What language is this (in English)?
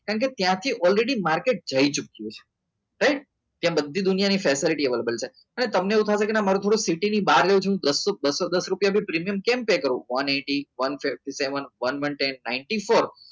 Gujarati